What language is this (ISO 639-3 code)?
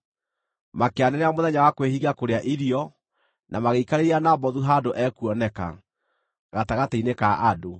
kik